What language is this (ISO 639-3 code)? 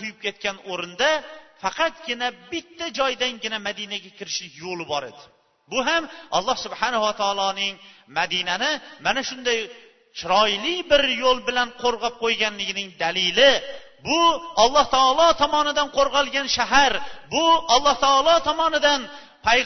bul